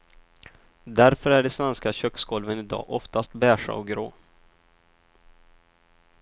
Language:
Swedish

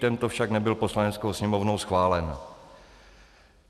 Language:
Czech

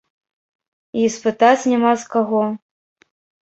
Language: Belarusian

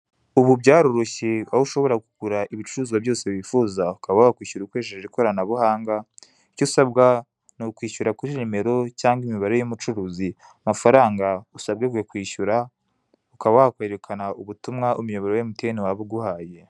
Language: Kinyarwanda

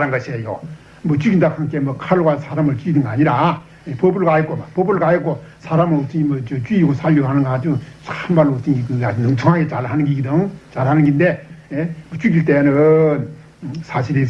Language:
Korean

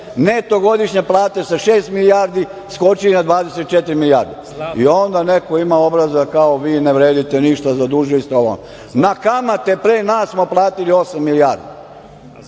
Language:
Serbian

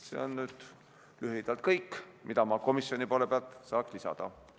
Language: Estonian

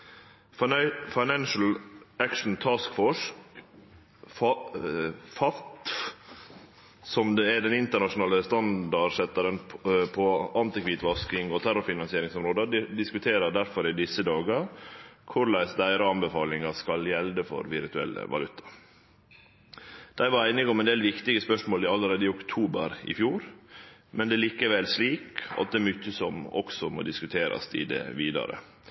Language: Norwegian Nynorsk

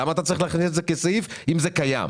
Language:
Hebrew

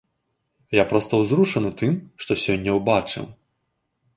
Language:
Belarusian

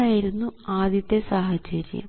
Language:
Malayalam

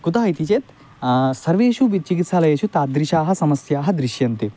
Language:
Sanskrit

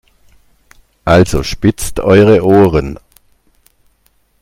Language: German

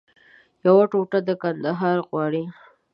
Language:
Pashto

